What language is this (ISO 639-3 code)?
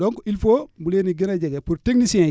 wol